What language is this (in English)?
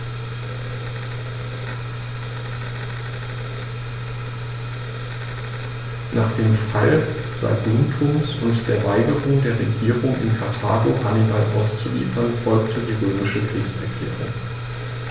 German